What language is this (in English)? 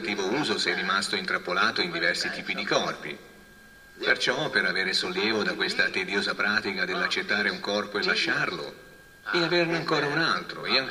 Italian